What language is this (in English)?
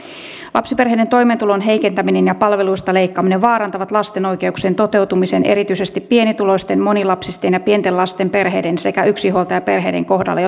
Finnish